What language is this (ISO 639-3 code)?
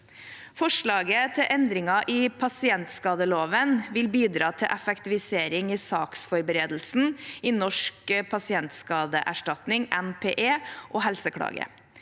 nor